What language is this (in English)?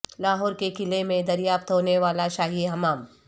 Urdu